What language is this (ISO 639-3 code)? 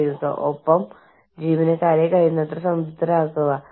mal